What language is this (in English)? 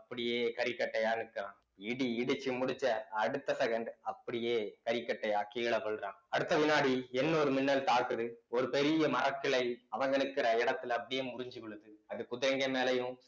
Tamil